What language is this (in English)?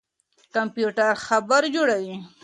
Pashto